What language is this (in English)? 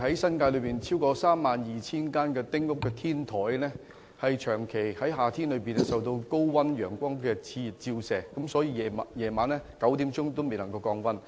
Cantonese